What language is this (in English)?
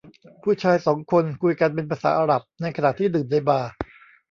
Thai